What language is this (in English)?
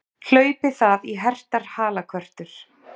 Icelandic